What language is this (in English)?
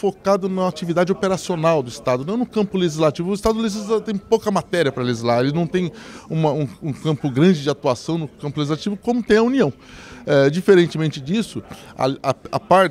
Portuguese